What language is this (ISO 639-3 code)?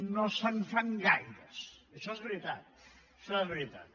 cat